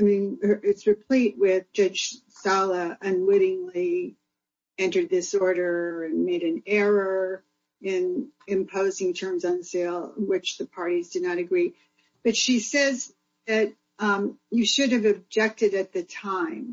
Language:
English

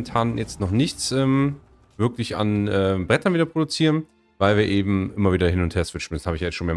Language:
German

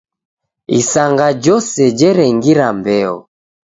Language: Taita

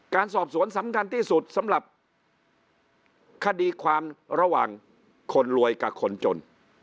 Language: Thai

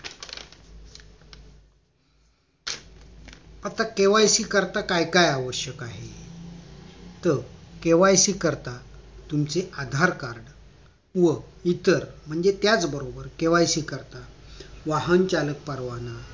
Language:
Marathi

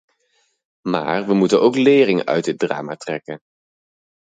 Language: Dutch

